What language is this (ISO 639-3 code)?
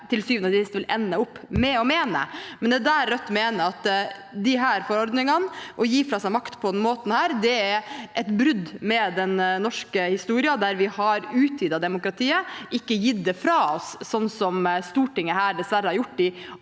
nor